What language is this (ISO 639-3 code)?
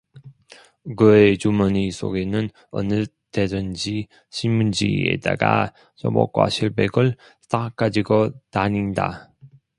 kor